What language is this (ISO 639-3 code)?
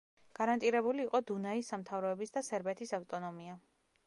kat